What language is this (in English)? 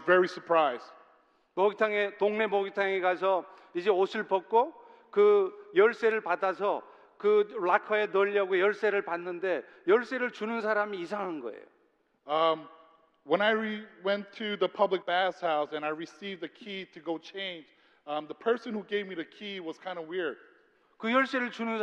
Korean